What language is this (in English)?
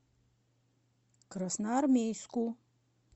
Russian